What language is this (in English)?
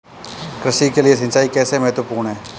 Hindi